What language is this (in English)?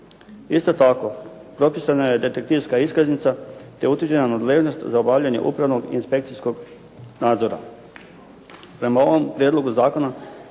Croatian